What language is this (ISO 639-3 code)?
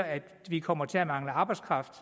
dan